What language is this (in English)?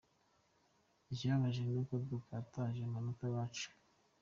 Kinyarwanda